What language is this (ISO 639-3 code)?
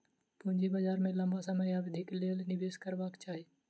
mai